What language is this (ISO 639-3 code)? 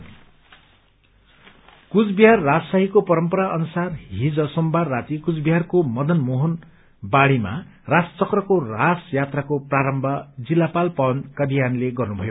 nep